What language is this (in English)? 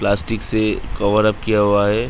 Hindi